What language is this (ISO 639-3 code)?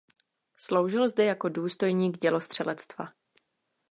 ces